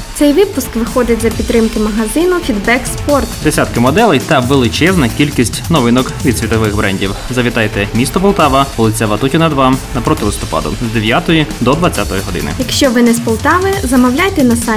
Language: Ukrainian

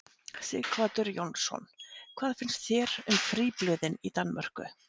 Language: Icelandic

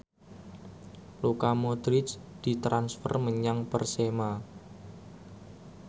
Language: Javanese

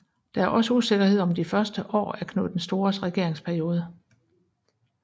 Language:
Danish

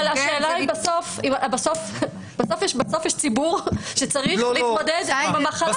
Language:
Hebrew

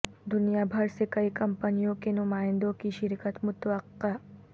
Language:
Urdu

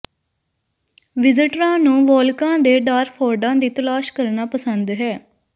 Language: Punjabi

